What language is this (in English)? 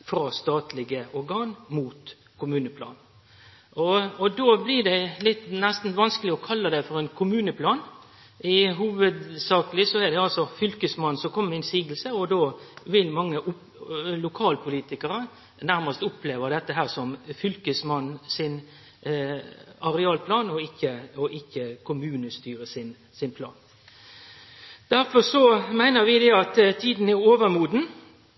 Norwegian Nynorsk